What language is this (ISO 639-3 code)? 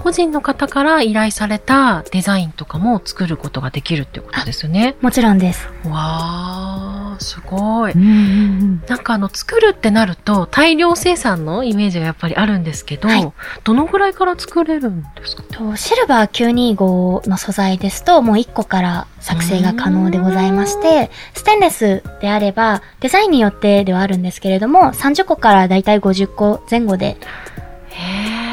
jpn